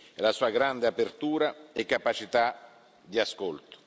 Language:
Italian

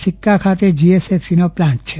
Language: Gujarati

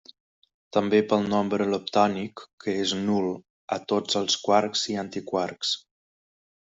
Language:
Catalan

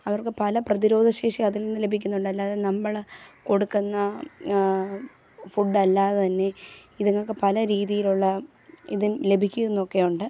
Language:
Malayalam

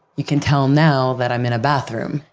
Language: English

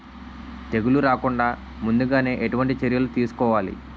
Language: Telugu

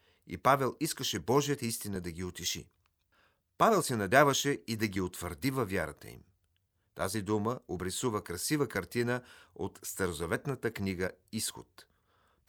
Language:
Bulgarian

